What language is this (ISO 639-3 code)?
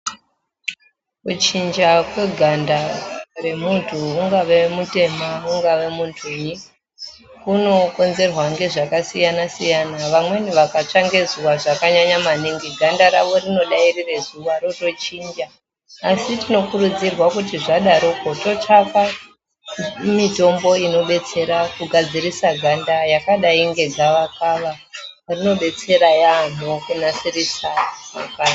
ndc